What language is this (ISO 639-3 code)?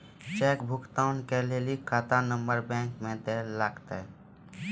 mai